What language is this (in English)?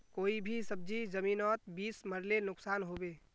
Magahi